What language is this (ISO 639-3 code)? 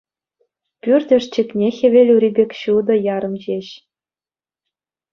chv